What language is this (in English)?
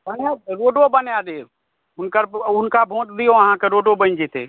Maithili